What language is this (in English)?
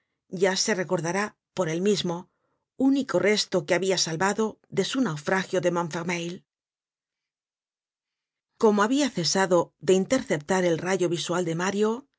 Spanish